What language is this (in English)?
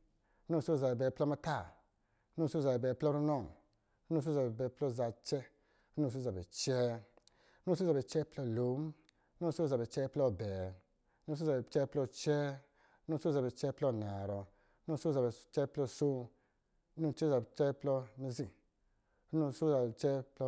Lijili